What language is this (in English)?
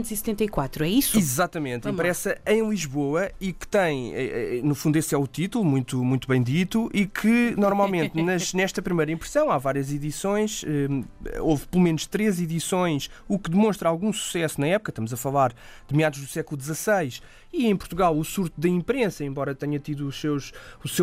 Portuguese